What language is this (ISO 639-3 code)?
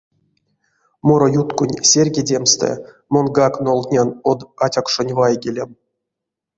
myv